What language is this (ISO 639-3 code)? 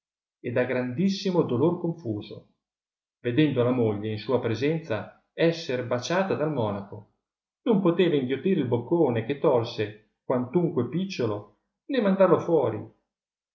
ita